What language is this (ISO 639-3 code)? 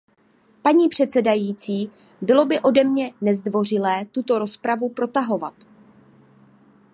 ces